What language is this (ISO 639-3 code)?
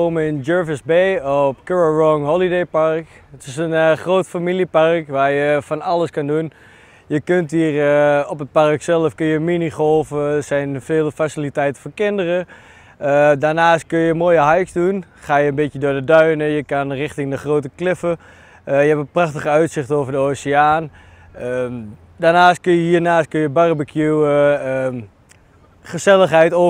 nld